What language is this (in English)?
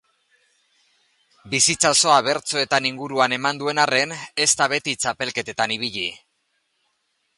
Basque